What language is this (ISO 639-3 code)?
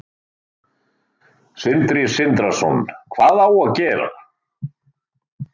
isl